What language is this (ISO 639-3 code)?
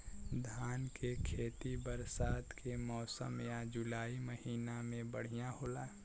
bho